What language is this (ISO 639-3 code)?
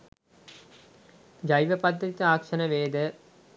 sin